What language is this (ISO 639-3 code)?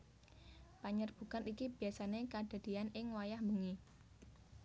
jav